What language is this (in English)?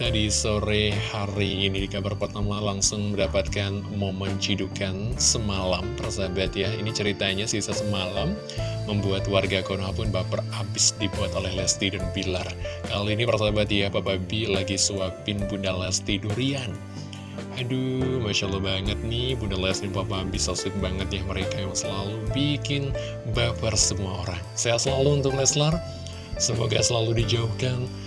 Indonesian